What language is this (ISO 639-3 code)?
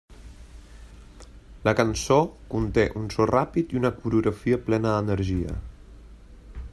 cat